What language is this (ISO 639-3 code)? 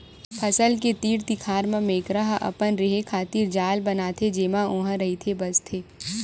hne